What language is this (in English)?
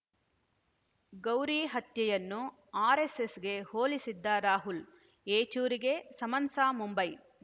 Kannada